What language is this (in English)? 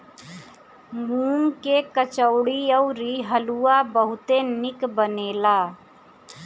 Bhojpuri